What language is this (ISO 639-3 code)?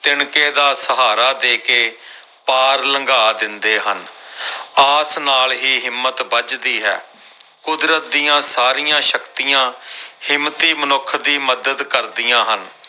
pan